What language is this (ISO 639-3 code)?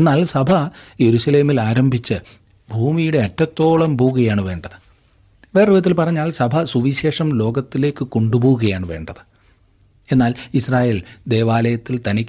mal